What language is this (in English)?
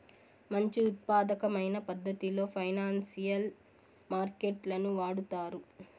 Telugu